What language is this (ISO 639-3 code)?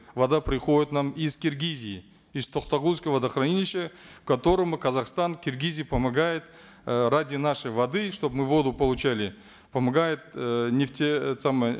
kaz